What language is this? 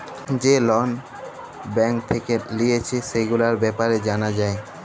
Bangla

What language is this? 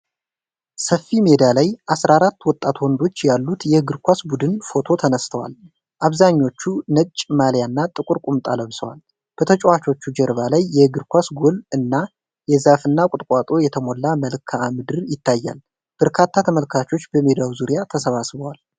Amharic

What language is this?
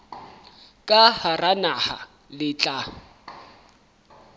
Southern Sotho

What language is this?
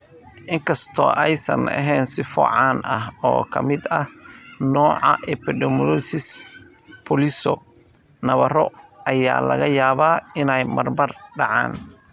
Somali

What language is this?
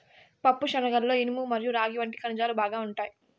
Telugu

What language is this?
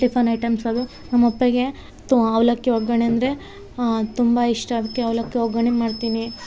Kannada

